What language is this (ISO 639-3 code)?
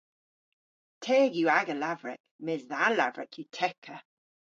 cor